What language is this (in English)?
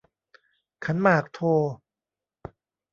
Thai